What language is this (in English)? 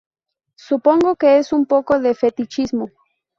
Spanish